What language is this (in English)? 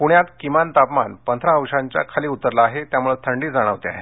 Marathi